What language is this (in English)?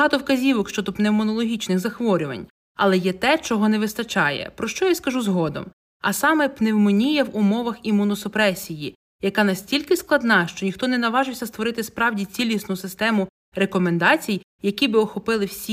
Ukrainian